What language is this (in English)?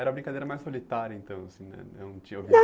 Portuguese